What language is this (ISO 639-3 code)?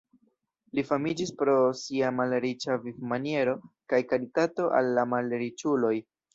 epo